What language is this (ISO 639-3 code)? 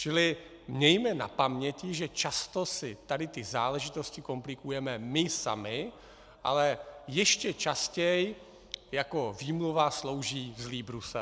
ces